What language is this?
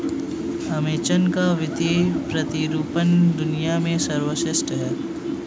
Hindi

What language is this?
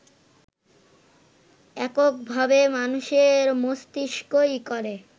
Bangla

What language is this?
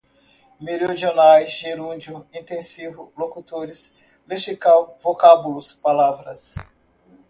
Portuguese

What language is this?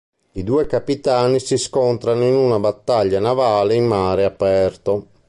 Italian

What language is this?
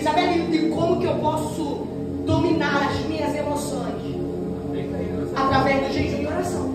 Portuguese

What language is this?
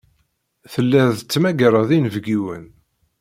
Kabyle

